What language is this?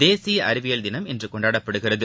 Tamil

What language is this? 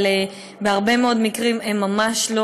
Hebrew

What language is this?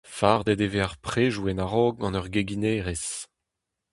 Breton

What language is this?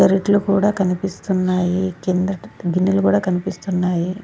Telugu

